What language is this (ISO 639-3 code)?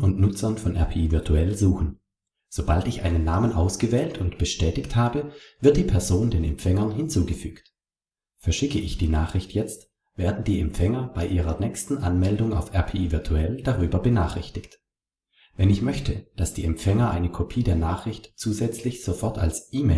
deu